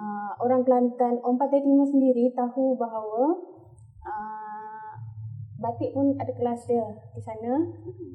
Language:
Malay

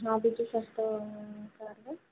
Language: Odia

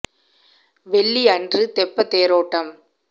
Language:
Tamil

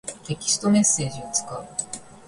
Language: Japanese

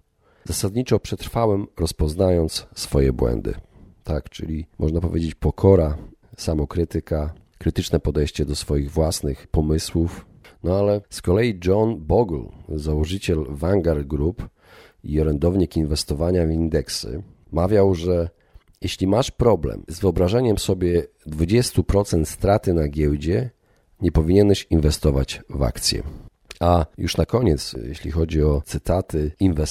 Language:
Polish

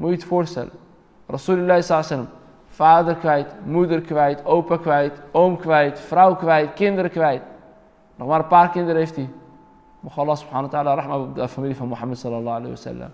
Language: Dutch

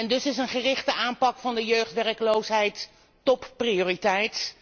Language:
Dutch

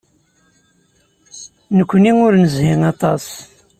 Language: Kabyle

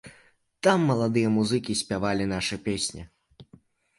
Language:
Belarusian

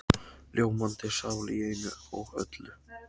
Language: Icelandic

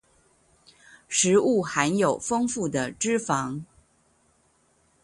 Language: Chinese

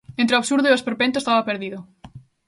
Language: Galician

